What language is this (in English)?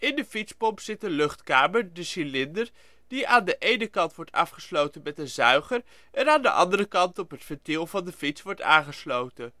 Dutch